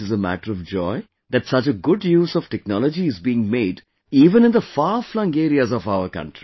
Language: English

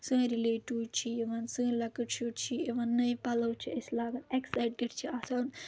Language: Kashmiri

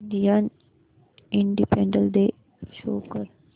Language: Marathi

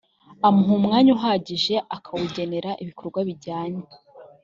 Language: Kinyarwanda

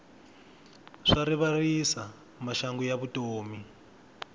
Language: Tsonga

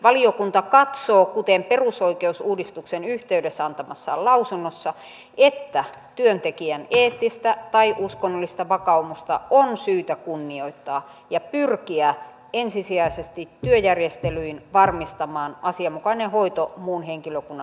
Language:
Finnish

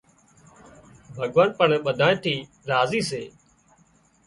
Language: Wadiyara Koli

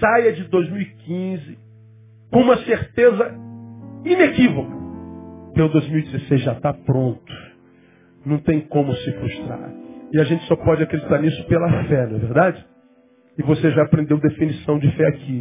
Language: Portuguese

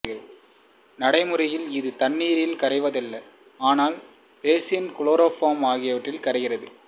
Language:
Tamil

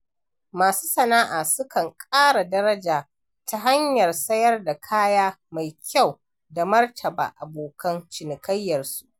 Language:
Hausa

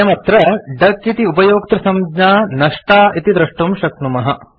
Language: Sanskrit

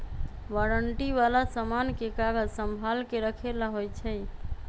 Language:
Magahi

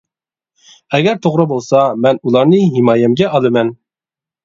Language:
Uyghur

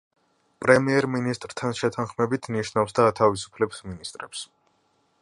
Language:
Georgian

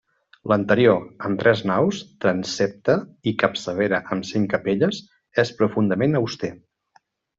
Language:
Catalan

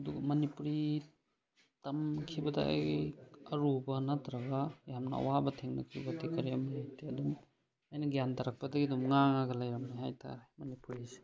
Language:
Manipuri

